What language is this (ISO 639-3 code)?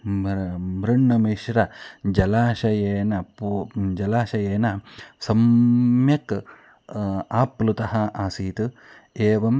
san